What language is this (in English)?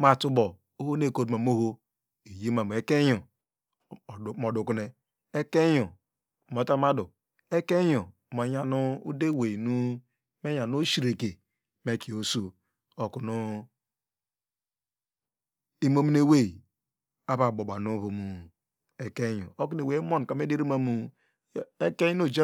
Degema